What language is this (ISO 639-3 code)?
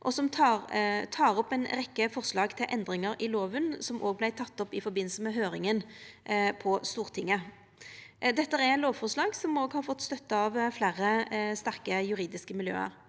nor